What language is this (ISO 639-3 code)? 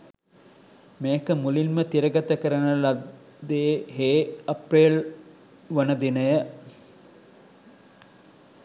sin